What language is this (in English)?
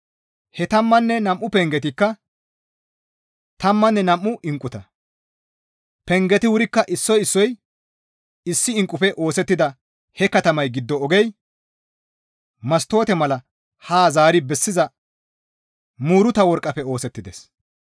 Gamo